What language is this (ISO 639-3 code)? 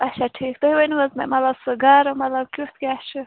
kas